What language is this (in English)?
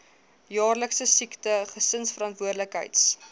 Afrikaans